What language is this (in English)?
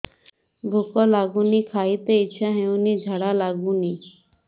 Odia